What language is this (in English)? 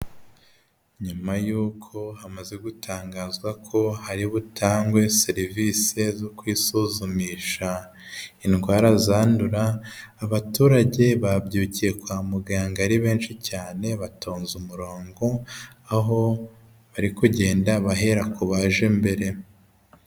Kinyarwanda